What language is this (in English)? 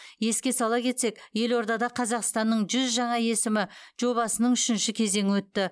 Kazakh